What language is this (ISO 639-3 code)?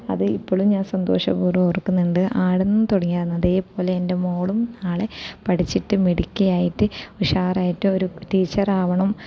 mal